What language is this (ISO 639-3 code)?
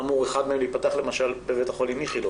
heb